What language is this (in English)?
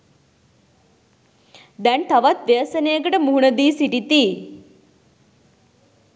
Sinhala